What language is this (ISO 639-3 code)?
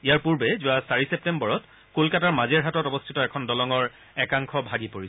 asm